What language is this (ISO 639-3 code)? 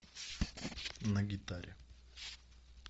rus